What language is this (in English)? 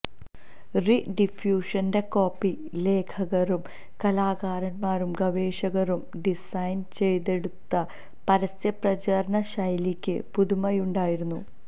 Malayalam